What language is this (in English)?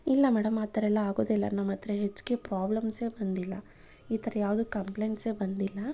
Kannada